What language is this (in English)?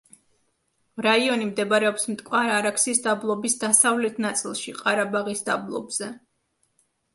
Georgian